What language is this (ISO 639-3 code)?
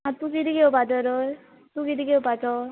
kok